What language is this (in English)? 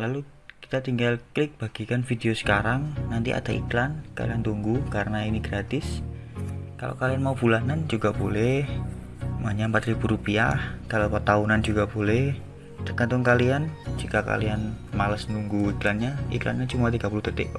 Indonesian